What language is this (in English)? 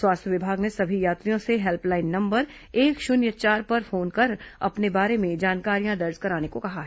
Hindi